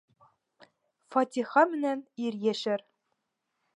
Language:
Bashkir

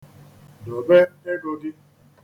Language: Igbo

